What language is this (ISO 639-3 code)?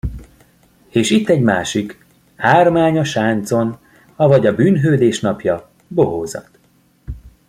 hun